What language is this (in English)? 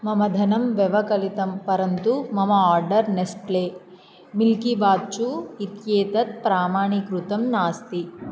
Sanskrit